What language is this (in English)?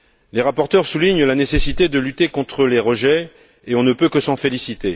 French